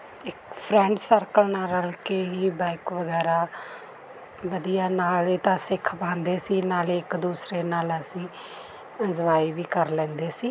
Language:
Punjabi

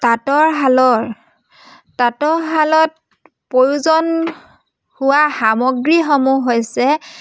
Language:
Assamese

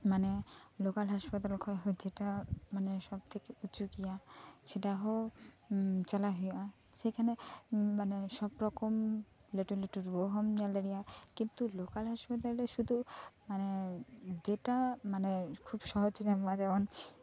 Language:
Santali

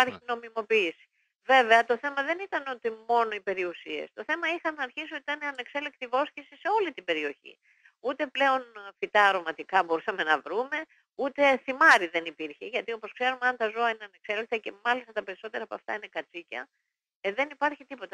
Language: Greek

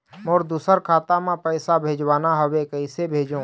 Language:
Chhattisgarhi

